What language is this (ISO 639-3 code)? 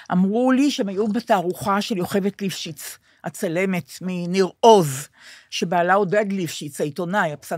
heb